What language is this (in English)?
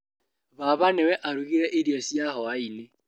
Kikuyu